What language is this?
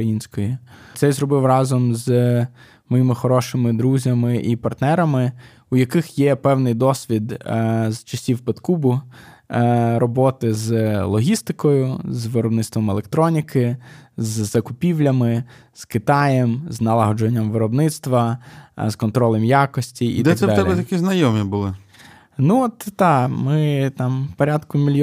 Ukrainian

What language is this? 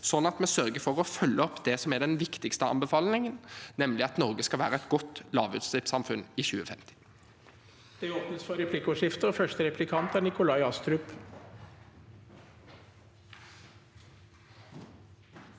Norwegian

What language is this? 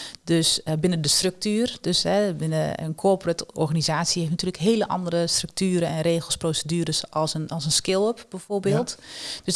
Dutch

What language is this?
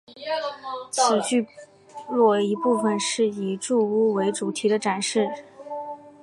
Chinese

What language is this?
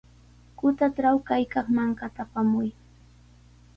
Sihuas Ancash Quechua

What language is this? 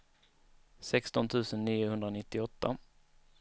Swedish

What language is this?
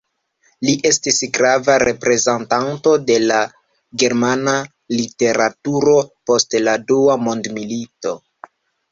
Esperanto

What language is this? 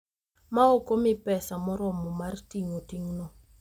Luo (Kenya and Tanzania)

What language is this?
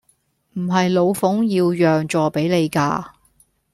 Cantonese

